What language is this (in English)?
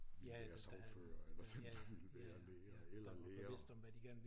Danish